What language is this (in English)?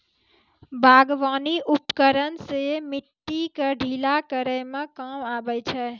Maithili